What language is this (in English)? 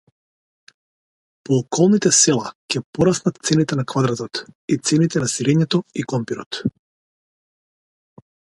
Macedonian